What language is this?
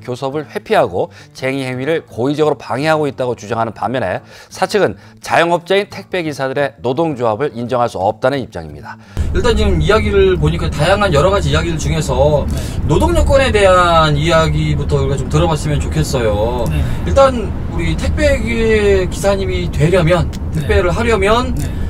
Korean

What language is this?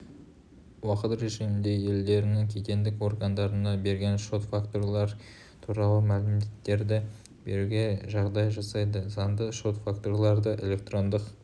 Kazakh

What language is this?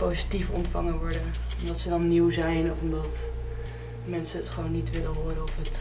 Dutch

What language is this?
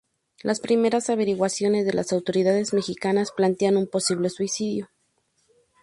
Spanish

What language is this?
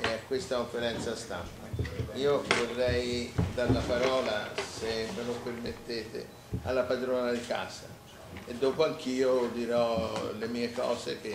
Italian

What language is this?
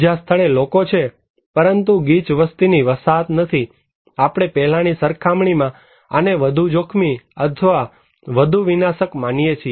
Gujarati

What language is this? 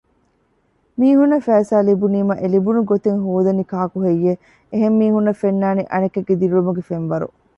Divehi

